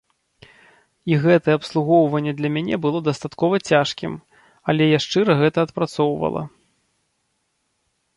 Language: Belarusian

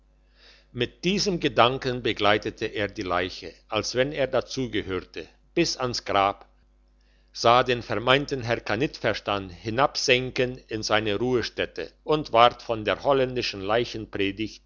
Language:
German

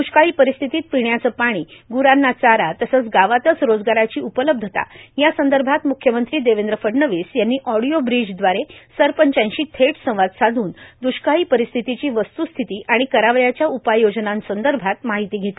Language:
Marathi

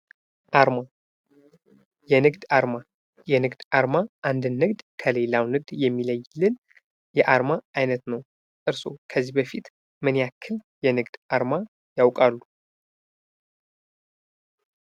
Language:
Amharic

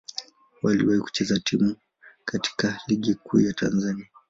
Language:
Swahili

